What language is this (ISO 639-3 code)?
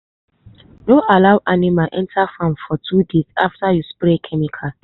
pcm